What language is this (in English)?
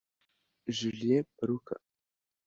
Kinyarwanda